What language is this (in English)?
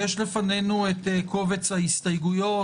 Hebrew